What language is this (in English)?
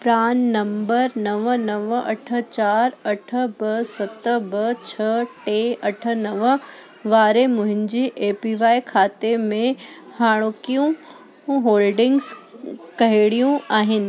Sindhi